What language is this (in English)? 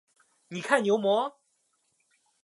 Chinese